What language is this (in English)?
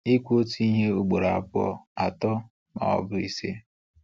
Igbo